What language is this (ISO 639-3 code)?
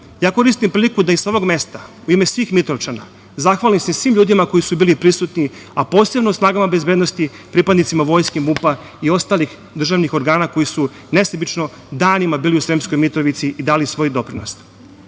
srp